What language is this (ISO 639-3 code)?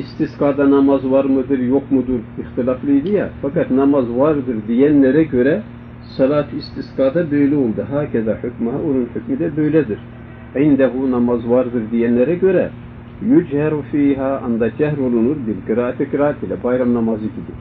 tur